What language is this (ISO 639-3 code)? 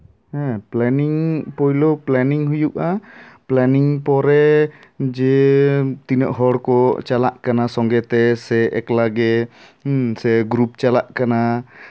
sat